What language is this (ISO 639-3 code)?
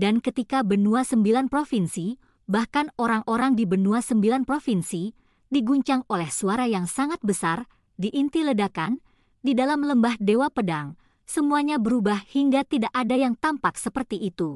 ind